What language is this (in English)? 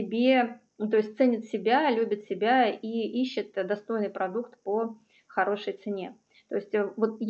Russian